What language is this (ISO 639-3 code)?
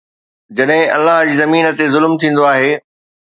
snd